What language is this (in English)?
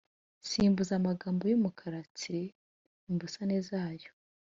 Kinyarwanda